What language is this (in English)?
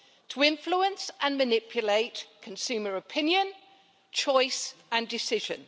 English